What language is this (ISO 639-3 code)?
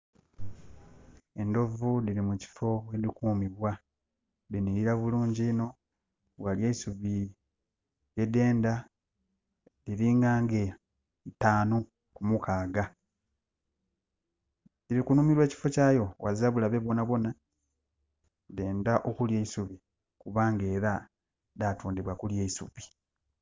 xog